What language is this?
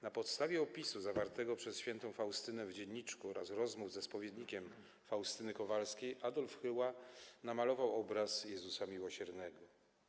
Polish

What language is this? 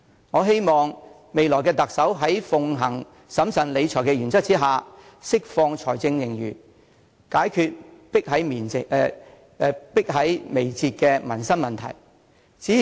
Cantonese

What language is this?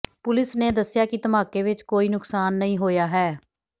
Punjabi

